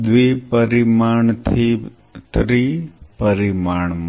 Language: Gujarati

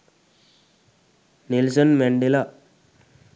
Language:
Sinhala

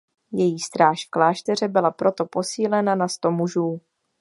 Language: Czech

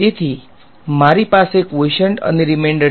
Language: Gujarati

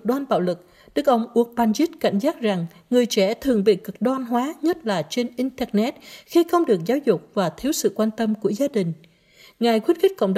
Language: Vietnamese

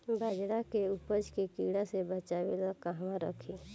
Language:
Bhojpuri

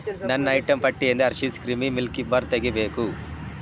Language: Kannada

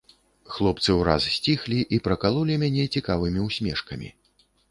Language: Belarusian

